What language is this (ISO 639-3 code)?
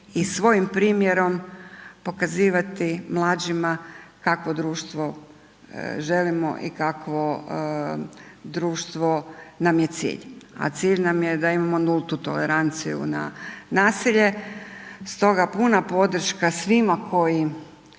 hrv